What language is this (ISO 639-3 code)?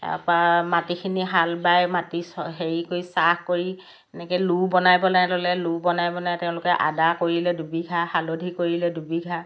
asm